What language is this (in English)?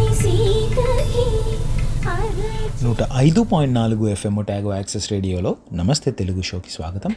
Telugu